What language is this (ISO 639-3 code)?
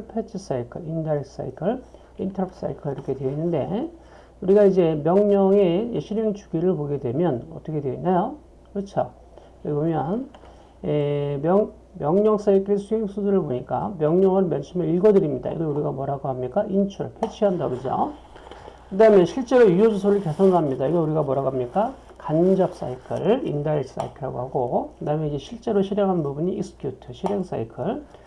kor